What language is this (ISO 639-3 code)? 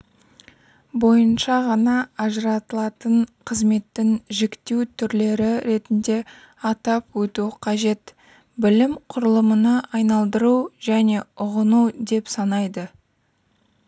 kaz